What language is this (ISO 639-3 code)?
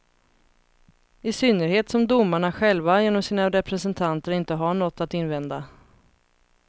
swe